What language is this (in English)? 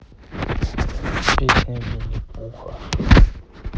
Russian